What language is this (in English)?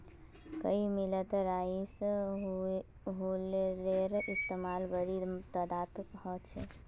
Magahi